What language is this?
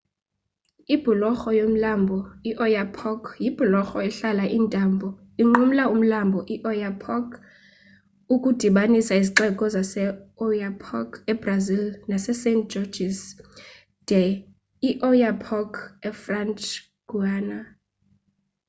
Xhosa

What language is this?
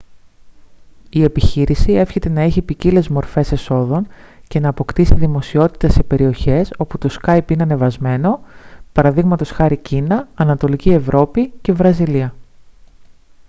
Greek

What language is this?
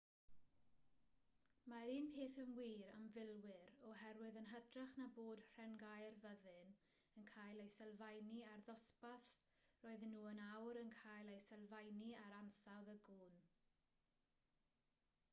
Welsh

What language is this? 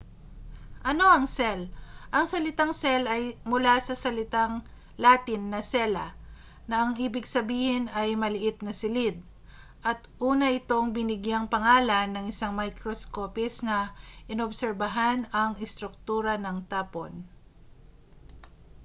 Filipino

